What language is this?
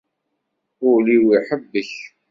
Kabyle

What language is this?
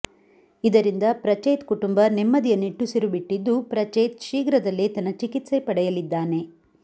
Kannada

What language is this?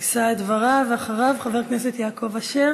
Hebrew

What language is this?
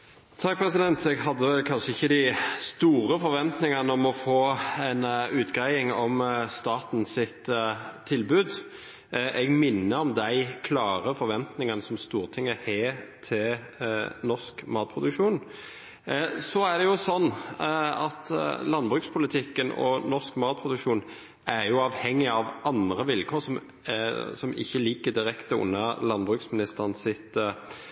Norwegian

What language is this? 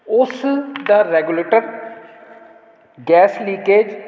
Punjabi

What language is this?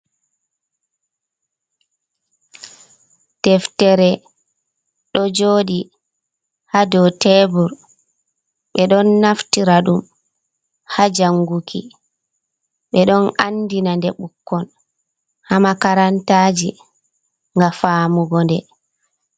Fula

